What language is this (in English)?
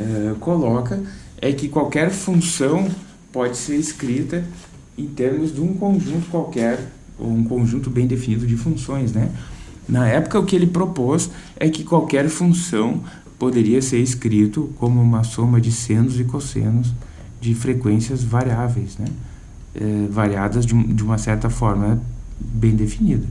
Portuguese